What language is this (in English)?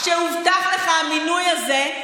Hebrew